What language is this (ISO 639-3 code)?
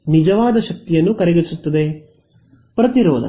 kan